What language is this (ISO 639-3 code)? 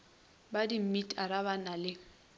nso